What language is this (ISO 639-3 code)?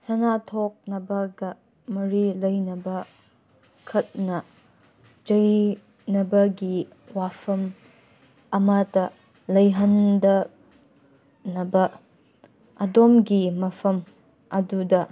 mni